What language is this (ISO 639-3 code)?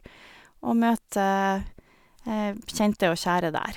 nor